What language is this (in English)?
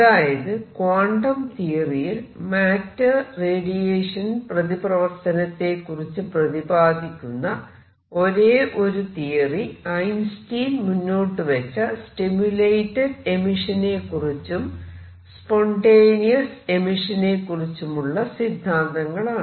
Malayalam